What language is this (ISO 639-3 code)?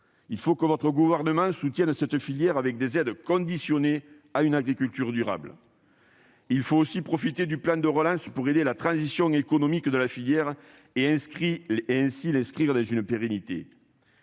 fra